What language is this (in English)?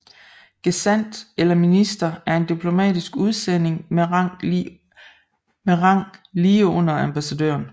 Danish